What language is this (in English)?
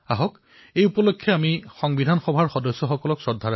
Assamese